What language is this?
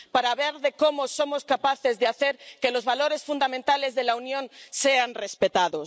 Spanish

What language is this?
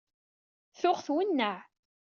Kabyle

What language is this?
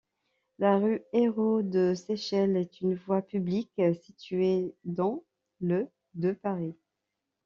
French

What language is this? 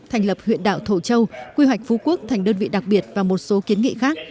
Vietnamese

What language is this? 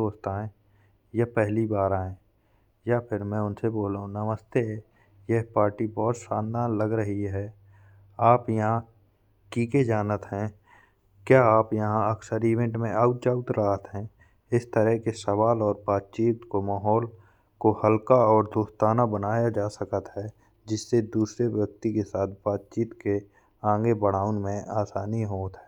Bundeli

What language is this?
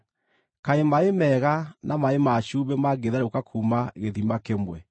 Kikuyu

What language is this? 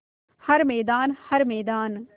Hindi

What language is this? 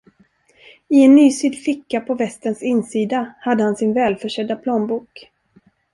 Swedish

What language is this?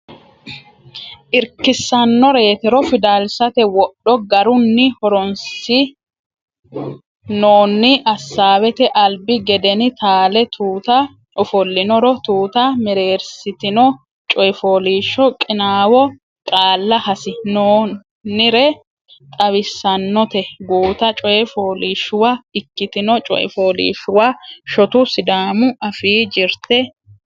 Sidamo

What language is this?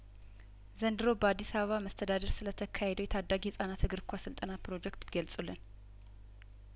Amharic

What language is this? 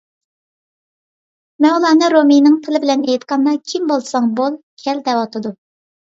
Uyghur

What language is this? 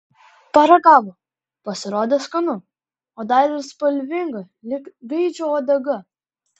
Lithuanian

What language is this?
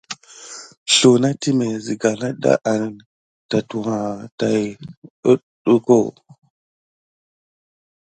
Gidar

